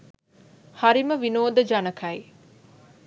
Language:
Sinhala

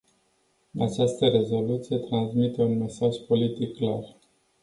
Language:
Romanian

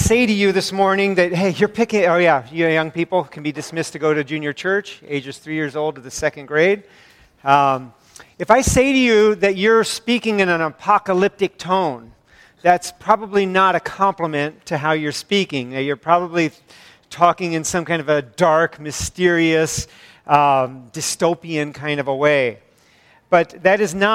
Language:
English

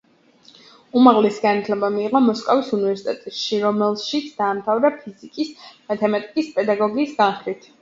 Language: Georgian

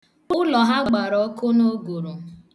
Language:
Igbo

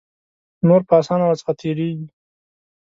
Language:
Pashto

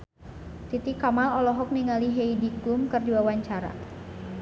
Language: Sundanese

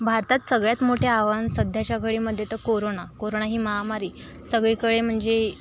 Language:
Marathi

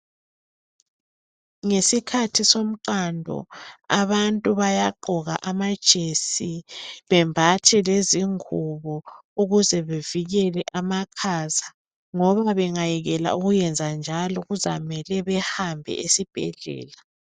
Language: North Ndebele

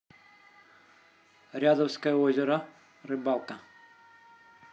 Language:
Russian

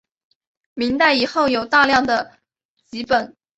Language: Chinese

